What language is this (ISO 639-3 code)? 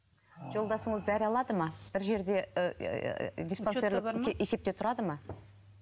kaz